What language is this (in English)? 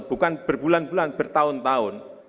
Indonesian